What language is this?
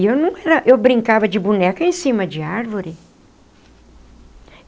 Portuguese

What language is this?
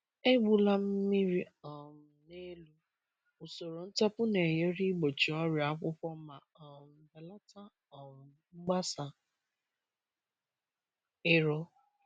Igbo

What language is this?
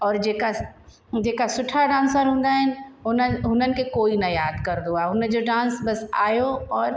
Sindhi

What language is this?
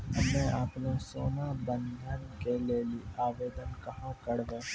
Maithili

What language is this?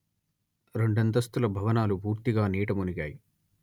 Telugu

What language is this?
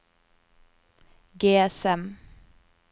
Norwegian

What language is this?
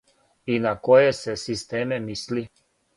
Serbian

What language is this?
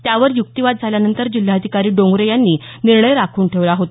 Marathi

